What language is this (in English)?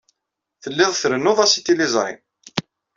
Kabyle